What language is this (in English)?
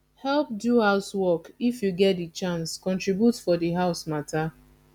Nigerian Pidgin